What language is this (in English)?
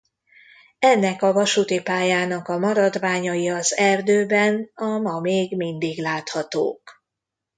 Hungarian